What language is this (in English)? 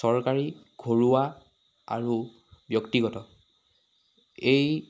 Assamese